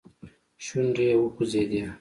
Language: Pashto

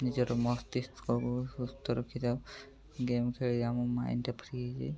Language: Odia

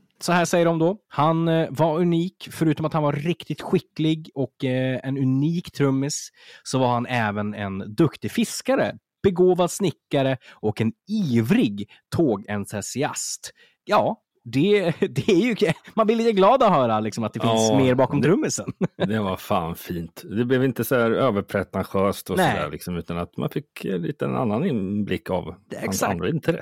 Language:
Swedish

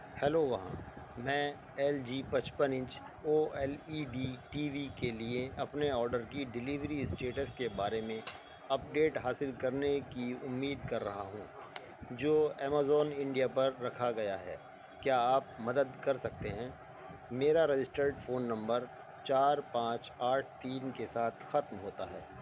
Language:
Urdu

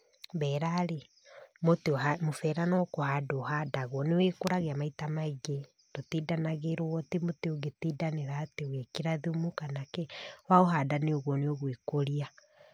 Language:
Kikuyu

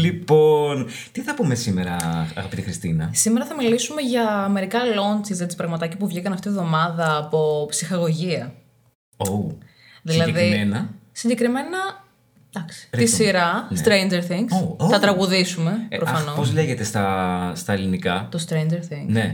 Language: Greek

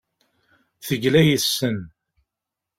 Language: Kabyle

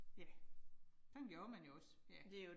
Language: Danish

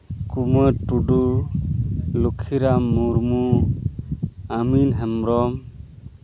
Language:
Santali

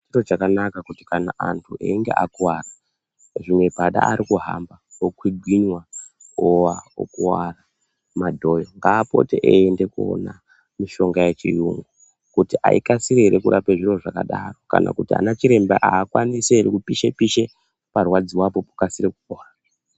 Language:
Ndau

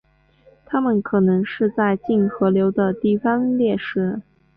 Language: Chinese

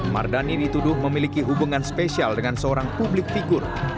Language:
Indonesian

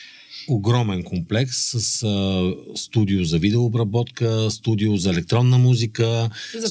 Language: Bulgarian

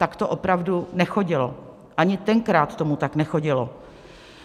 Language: Czech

